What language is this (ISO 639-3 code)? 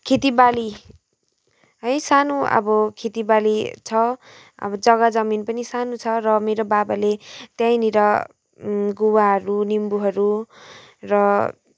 nep